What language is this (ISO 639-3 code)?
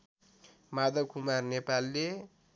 nep